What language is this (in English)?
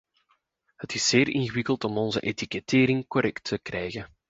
Dutch